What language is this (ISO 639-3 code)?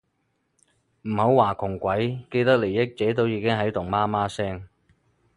yue